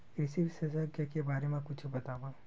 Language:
Chhattisgarhi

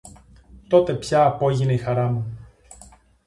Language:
Greek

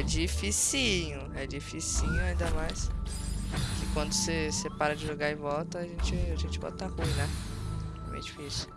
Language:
Portuguese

